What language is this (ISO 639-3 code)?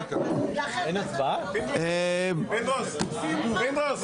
heb